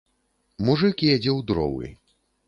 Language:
Belarusian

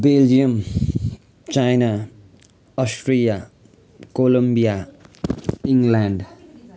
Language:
Nepali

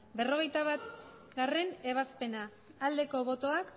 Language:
Basque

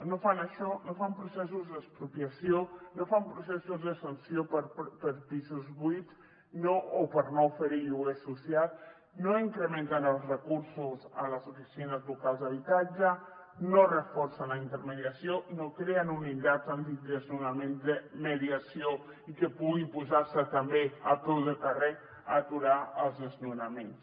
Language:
Catalan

